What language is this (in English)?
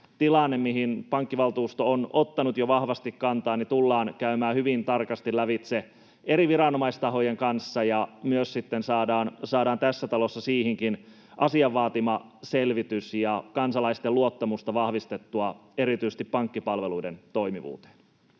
Finnish